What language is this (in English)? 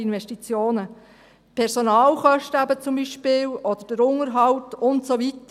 Swiss German